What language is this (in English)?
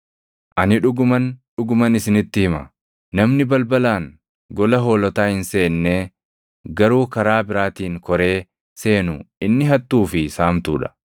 Oromo